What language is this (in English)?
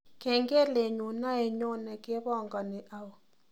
Kalenjin